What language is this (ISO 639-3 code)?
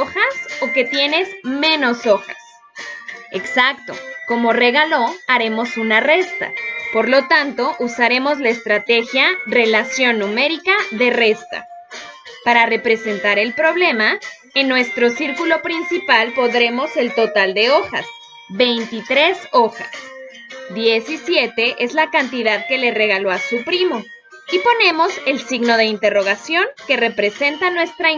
spa